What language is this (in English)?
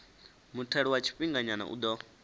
Venda